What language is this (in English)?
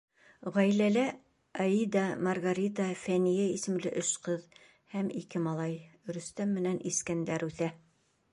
Bashkir